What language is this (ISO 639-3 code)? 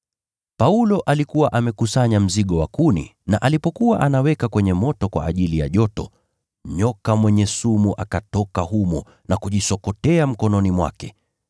swa